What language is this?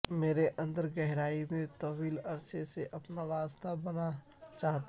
Urdu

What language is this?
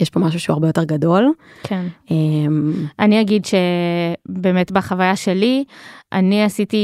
Hebrew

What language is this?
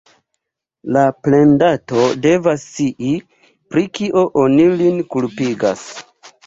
Esperanto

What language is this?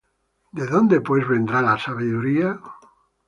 Spanish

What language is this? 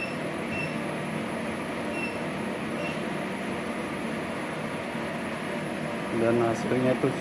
Indonesian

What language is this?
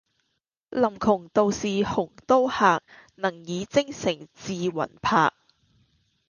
Cantonese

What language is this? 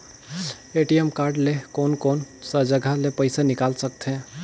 Chhattisgarhi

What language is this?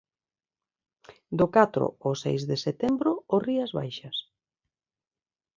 Galician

